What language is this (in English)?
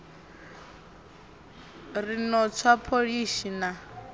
Venda